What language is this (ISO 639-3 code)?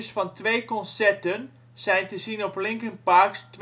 nld